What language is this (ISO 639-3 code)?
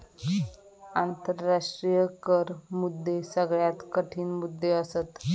mar